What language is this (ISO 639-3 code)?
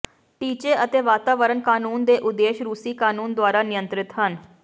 pan